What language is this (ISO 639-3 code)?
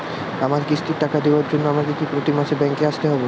ben